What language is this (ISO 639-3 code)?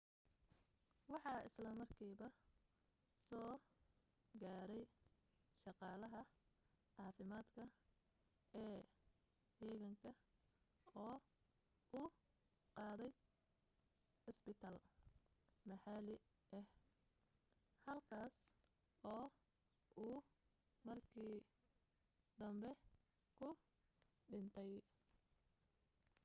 som